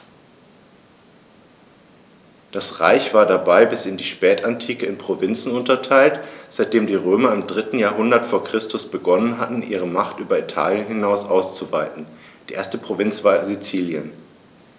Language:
German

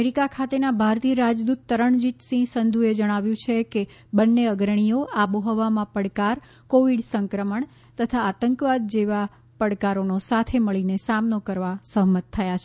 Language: Gujarati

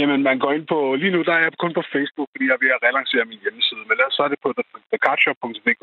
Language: Danish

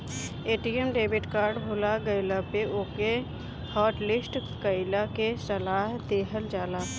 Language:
Bhojpuri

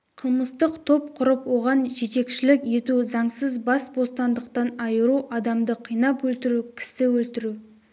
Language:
Kazakh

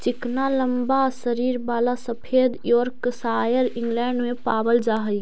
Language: Magahi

